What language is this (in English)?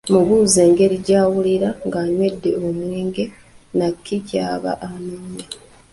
Ganda